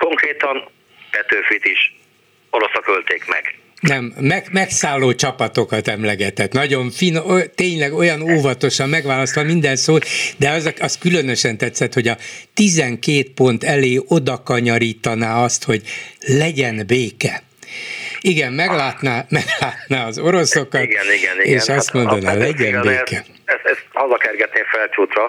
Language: Hungarian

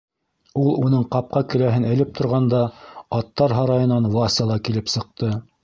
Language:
Bashkir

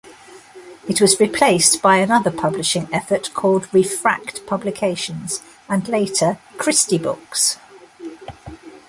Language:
English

